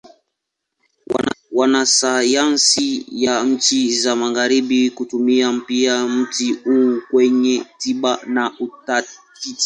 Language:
Swahili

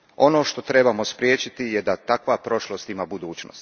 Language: Croatian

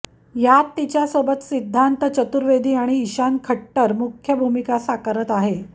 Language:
Marathi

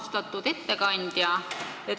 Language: Estonian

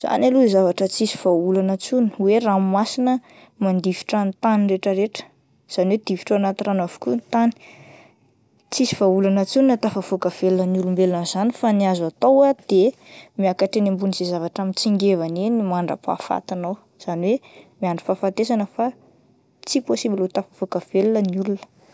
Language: Malagasy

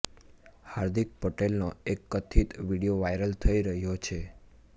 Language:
Gujarati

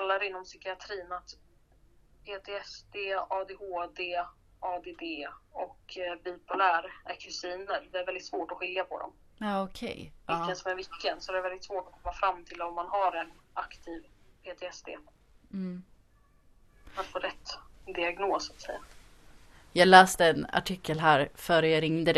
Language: Swedish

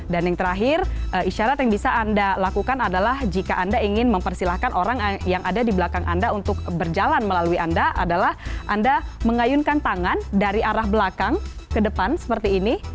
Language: Indonesian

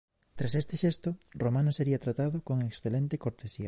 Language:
Galician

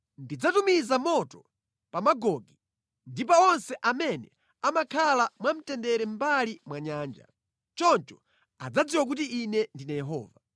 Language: Nyanja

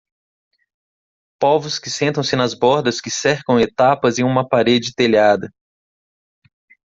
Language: Portuguese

